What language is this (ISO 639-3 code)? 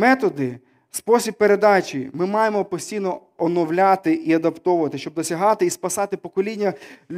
ukr